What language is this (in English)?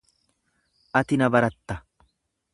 Oromo